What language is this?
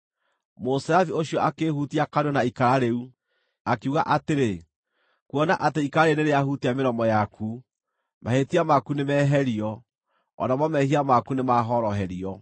Kikuyu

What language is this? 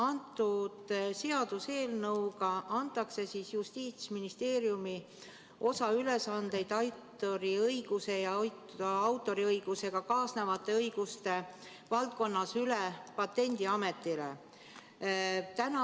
Estonian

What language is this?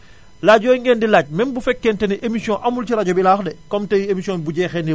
Wolof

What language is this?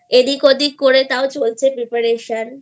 Bangla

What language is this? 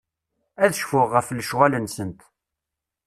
Kabyle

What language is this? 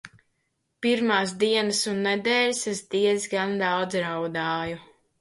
Latvian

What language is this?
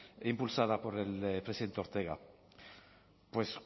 Spanish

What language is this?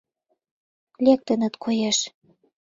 Mari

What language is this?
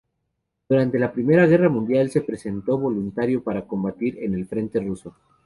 Spanish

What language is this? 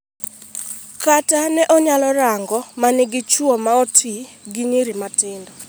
Luo (Kenya and Tanzania)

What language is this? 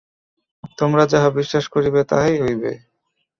Bangla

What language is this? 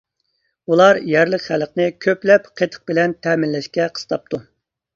Uyghur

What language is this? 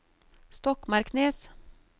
Norwegian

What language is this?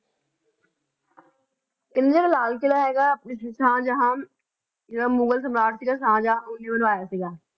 Punjabi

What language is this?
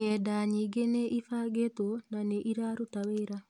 Kikuyu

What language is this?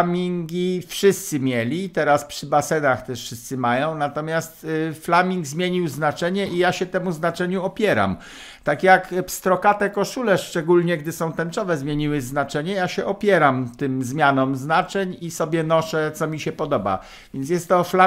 Polish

